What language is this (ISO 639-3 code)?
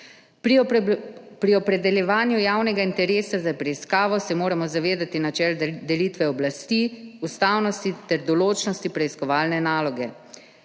slv